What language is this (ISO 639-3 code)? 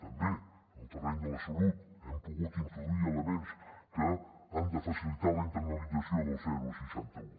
cat